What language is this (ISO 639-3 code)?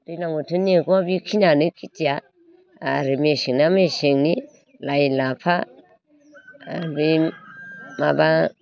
brx